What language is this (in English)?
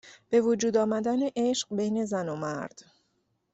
Persian